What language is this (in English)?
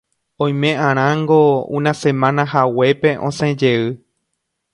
Guarani